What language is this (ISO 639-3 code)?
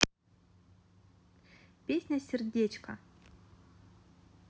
rus